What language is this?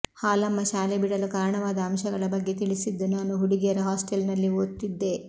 Kannada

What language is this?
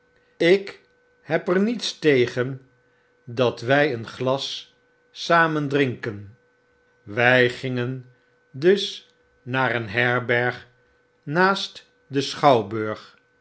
Dutch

